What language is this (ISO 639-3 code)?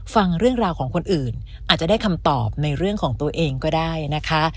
tha